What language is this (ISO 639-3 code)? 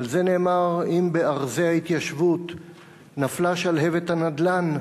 heb